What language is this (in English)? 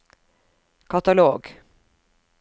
Norwegian